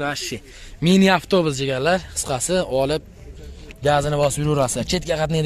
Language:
Turkish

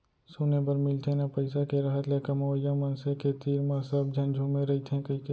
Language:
Chhattisgarhi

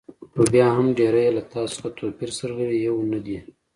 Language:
Pashto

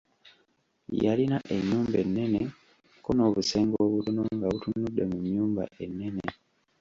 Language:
Ganda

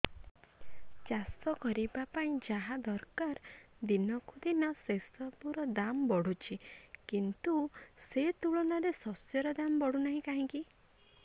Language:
Odia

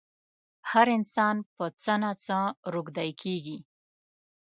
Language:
Pashto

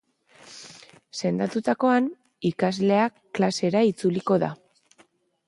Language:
Basque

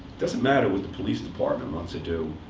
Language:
English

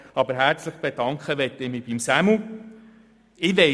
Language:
Swiss German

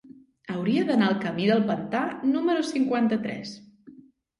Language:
Catalan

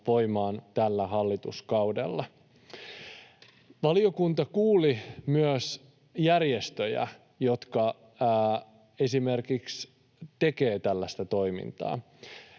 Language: Finnish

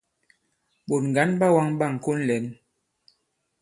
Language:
Bankon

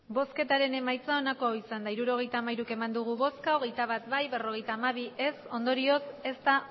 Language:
Basque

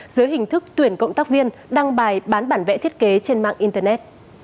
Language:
Vietnamese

